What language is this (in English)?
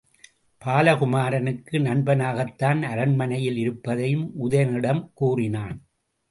Tamil